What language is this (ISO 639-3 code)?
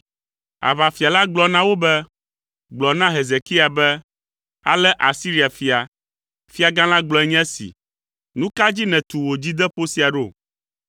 ewe